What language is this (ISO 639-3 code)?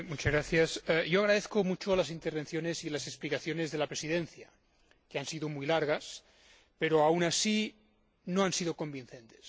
spa